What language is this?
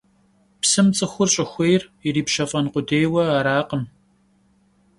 Kabardian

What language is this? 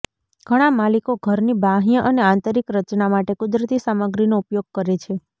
Gujarati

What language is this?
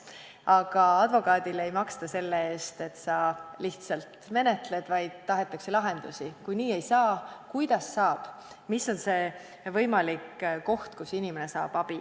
Estonian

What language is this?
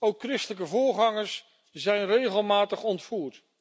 Dutch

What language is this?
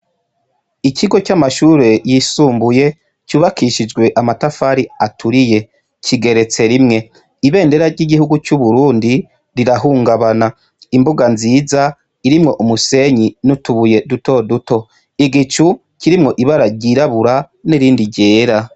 Rundi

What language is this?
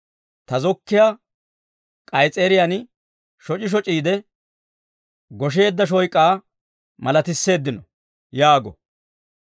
Dawro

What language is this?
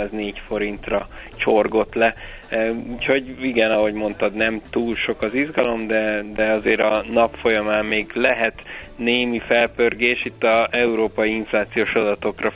Hungarian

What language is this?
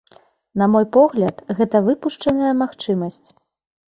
Belarusian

